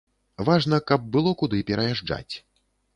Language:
Belarusian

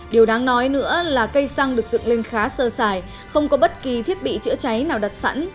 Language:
Vietnamese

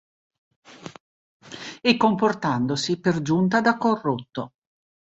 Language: Italian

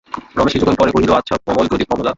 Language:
Bangla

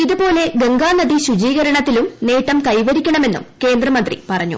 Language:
Malayalam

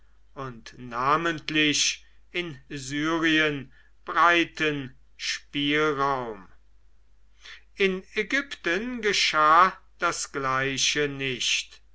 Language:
German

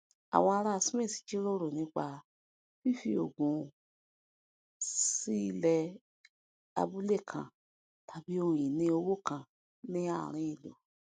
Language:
Yoruba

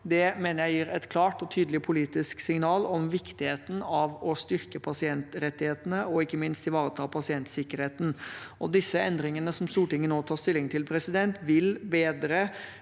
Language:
Norwegian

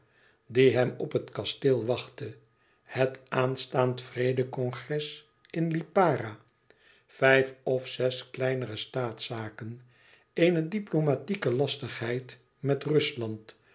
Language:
Dutch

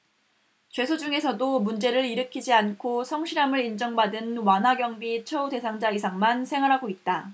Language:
Korean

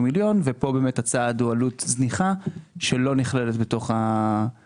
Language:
Hebrew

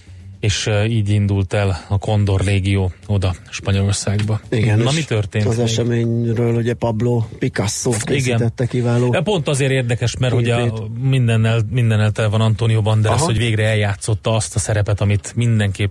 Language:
Hungarian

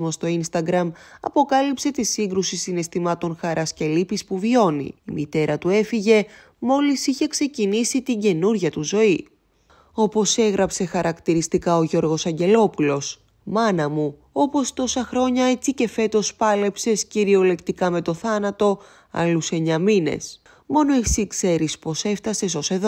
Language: Greek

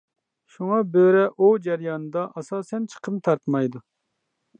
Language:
Uyghur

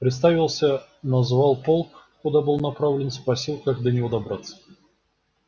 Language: Russian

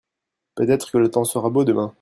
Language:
French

